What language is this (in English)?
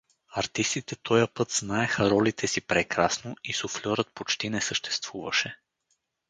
Bulgarian